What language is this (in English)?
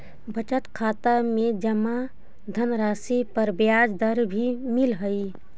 Magahi